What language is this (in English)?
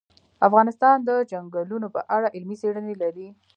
Pashto